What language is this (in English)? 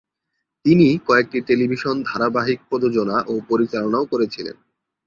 Bangla